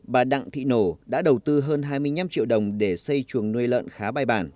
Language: Vietnamese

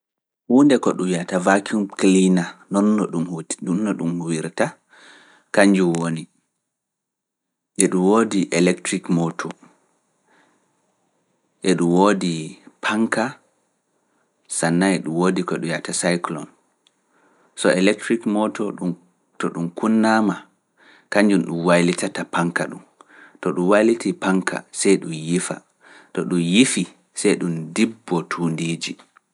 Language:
Fula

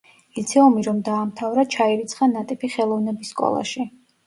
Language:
Georgian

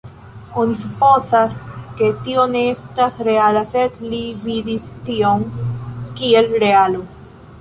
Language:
Esperanto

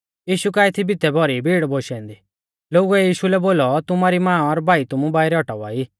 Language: Mahasu Pahari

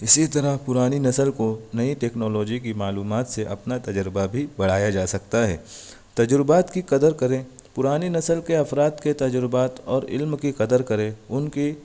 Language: Urdu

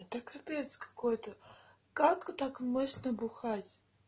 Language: Russian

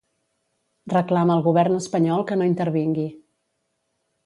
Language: Catalan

